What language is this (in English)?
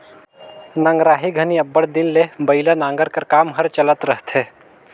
Chhattisgarhi